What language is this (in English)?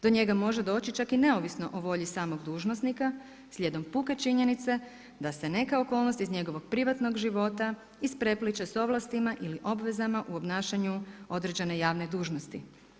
Croatian